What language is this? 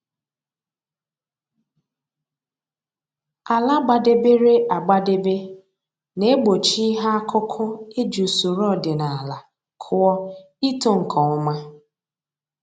Igbo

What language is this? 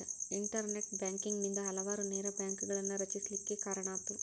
Kannada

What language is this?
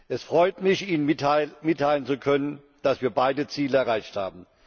German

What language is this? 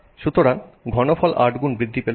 Bangla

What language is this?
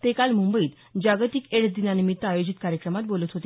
Marathi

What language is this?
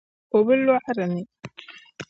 Dagbani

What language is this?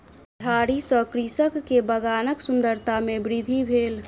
Maithili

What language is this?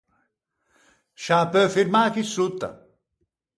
Ligurian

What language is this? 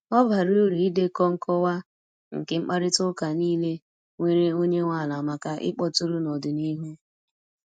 Igbo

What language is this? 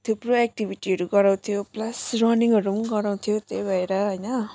Nepali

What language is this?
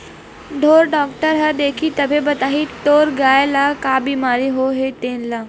Chhattisgarhi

